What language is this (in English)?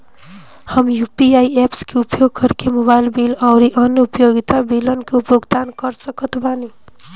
Bhojpuri